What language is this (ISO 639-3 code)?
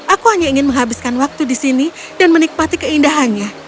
ind